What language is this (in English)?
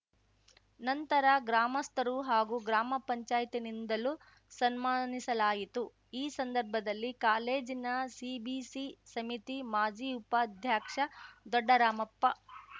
Kannada